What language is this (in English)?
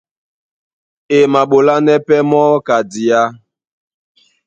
Duala